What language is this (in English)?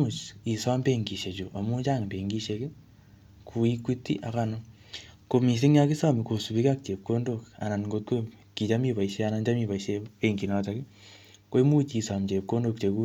Kalenjin